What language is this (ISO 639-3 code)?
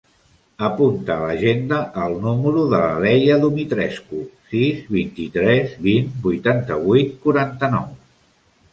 cat